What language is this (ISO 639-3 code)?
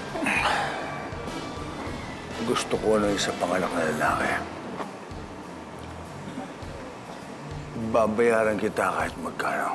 fil